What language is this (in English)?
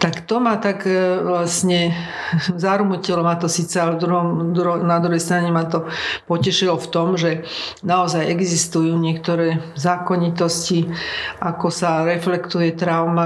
Slovak